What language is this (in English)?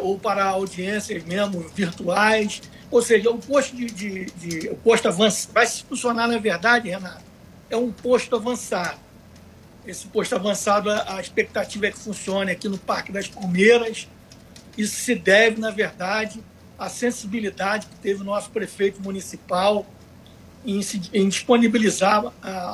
Portuguese